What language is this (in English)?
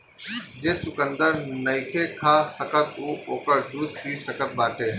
Bhojpuri